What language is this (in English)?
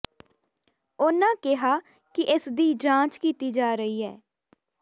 Punjabi